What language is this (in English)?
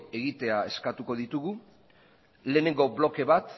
Basque